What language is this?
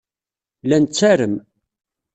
Kabyle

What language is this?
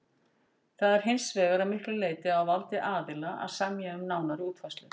Icelandic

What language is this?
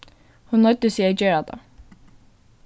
Faroese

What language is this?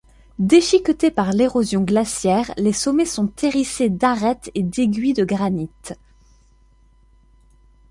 French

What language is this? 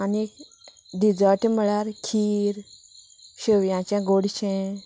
Konkani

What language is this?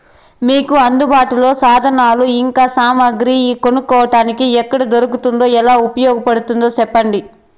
Telugu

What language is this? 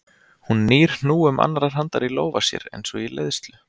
Icelandic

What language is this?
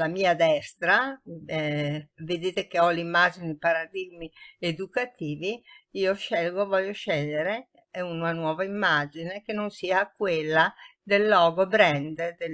Italian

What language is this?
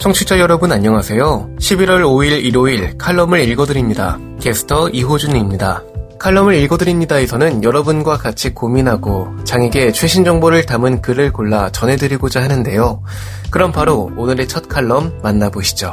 Korean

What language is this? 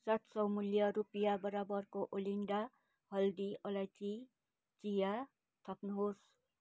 Nepali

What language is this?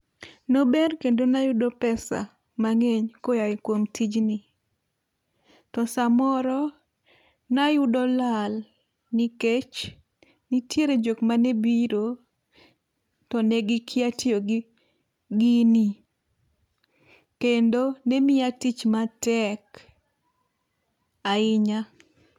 Luo (Kenya and Tanzania)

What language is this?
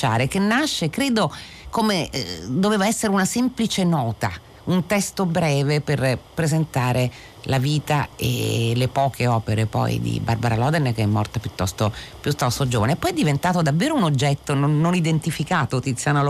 Italian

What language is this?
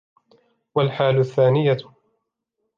Arabic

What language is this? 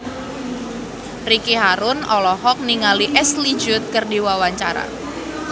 Sundanese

